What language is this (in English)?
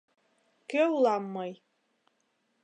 Mari